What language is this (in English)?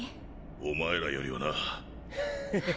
Japanese